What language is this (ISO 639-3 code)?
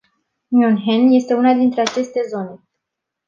ron